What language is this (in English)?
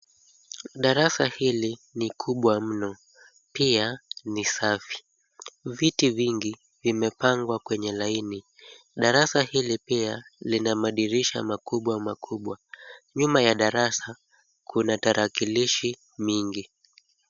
Swahili